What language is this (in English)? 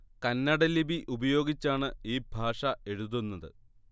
Malayalam